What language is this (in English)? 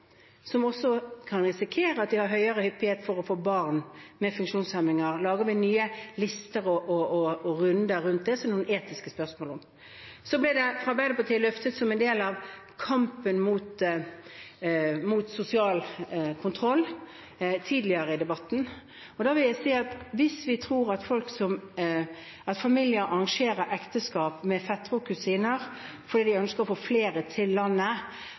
Norwegian Bokmål